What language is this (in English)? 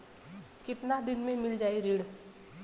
Bhojpuri